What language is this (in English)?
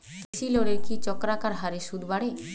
Bangla